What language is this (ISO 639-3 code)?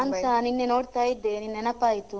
kan